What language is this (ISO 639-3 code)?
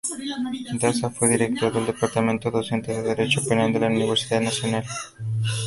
spa